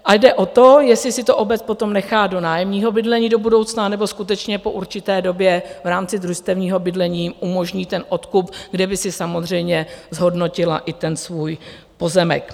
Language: Czech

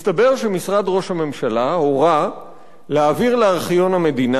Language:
Hebrew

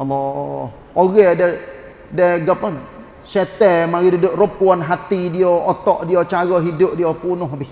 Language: Malay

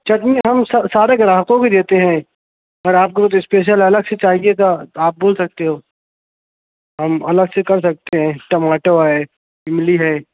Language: Urdu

